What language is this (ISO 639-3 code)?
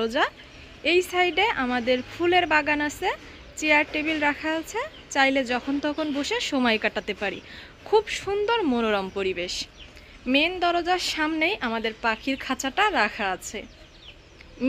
eng